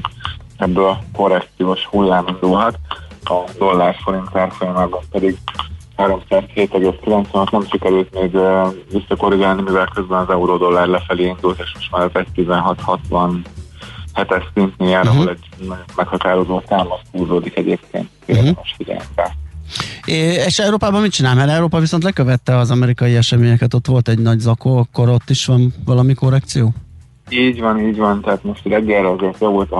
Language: Hungarian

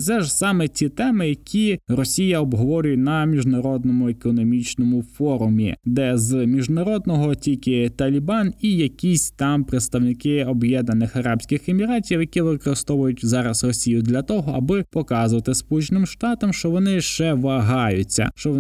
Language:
Ukrainian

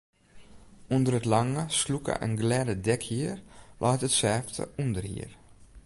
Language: Western Frisian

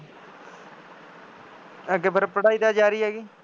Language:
Punjabi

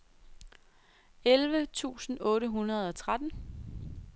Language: Danish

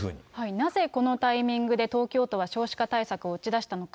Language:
Japanese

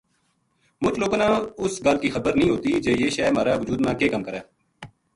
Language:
Gujari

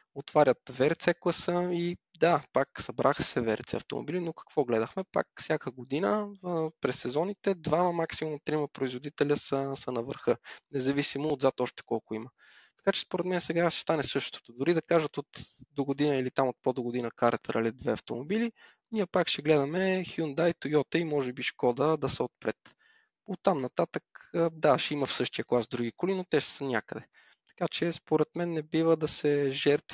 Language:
Bulgarian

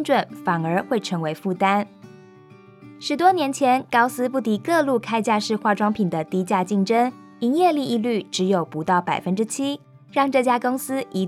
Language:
Chinese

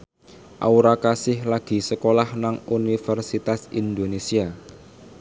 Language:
Javanese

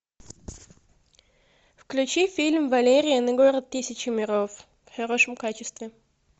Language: Russian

